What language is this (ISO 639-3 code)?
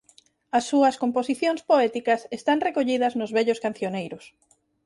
glg